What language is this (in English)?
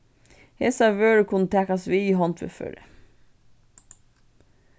Faroese